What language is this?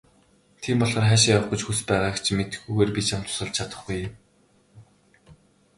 Mongolian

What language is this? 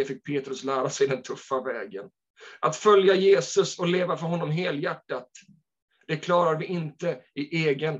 Swedish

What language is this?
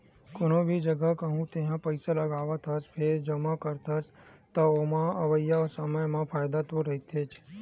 Chhattisgarhi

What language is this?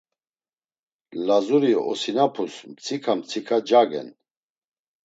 Laz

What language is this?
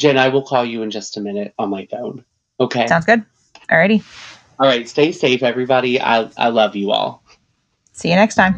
English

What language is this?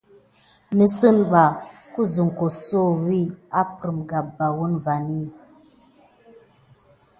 Gidar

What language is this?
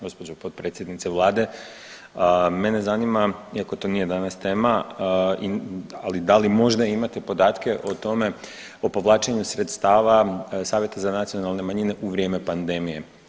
Croatian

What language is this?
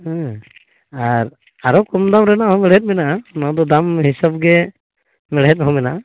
Santali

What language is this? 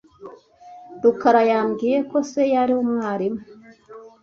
Kinyarwanda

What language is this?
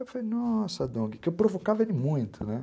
Portuguese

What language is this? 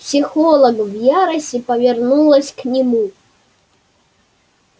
Russian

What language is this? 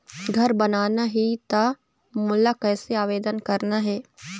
Chhattisgarhi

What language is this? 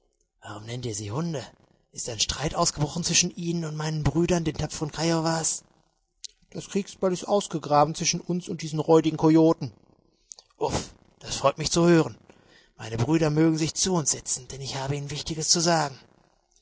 German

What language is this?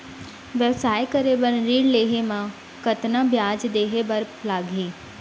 Chhattisgarhi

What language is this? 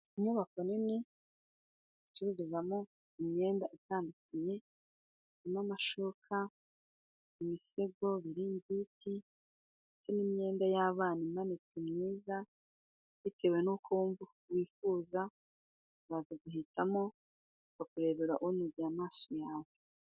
Kinyarwanda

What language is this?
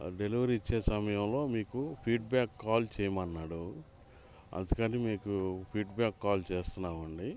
Telugu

